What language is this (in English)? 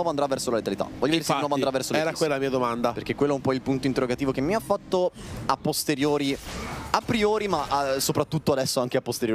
Italian